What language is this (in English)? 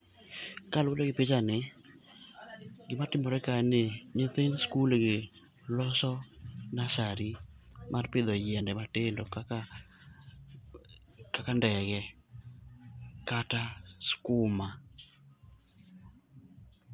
Luo (Kenya and Tanzania)